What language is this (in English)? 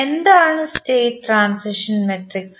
Malayalam